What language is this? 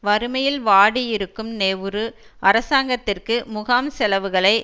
Tamil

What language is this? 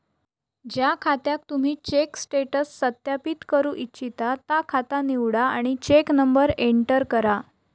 Marathi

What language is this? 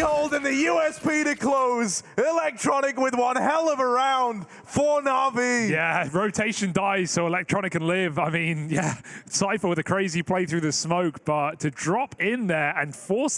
English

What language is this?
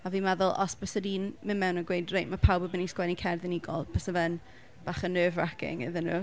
Welsh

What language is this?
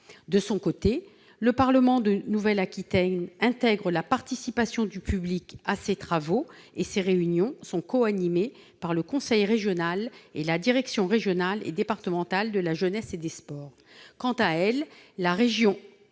French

